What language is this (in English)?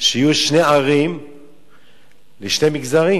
Hebrew